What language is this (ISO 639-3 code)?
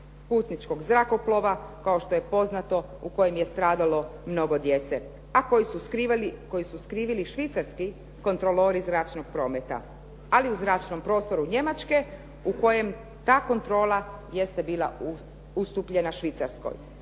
hrv